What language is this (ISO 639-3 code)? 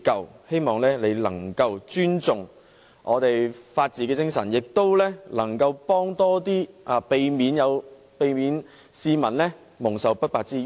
yue